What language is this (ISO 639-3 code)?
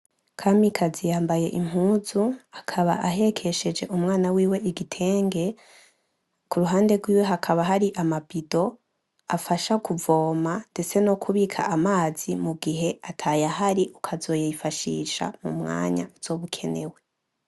run